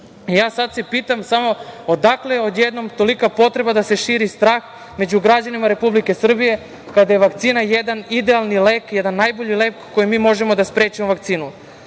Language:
Serbian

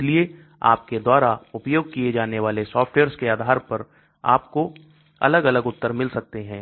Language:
Hindi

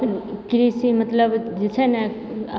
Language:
Maithili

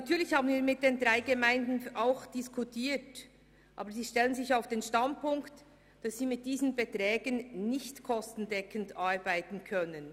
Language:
Swiss German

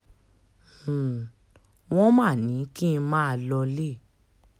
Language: Yoruba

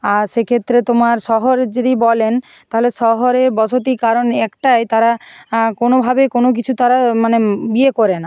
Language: Bangla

